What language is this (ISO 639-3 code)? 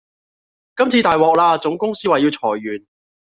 yue